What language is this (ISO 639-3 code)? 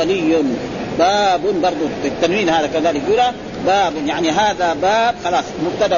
ara